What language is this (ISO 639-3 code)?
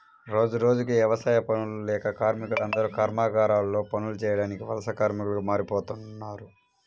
tel